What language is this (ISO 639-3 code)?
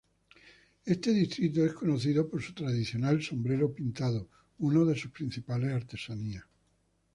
spa